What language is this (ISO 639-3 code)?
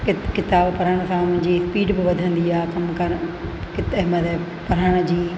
snd